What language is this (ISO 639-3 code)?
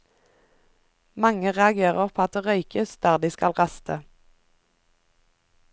nor